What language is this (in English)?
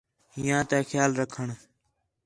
Khetrani